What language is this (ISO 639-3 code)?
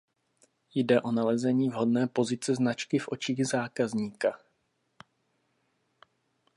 ces